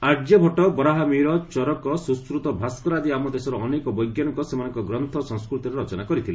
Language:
Odia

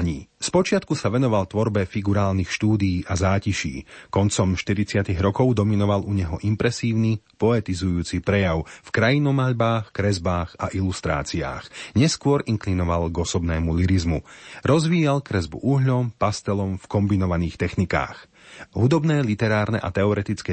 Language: Slovak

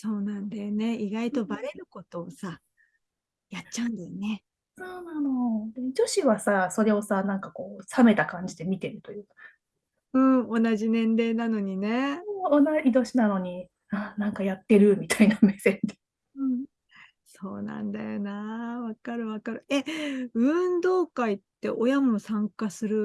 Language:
Japanese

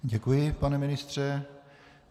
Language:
Czech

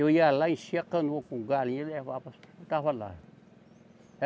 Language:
Portuguese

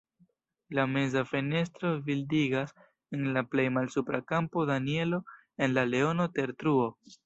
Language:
Esperanto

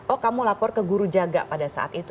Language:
Indonesian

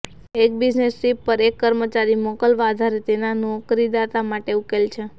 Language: Gujarati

